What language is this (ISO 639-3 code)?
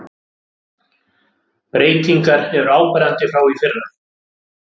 isl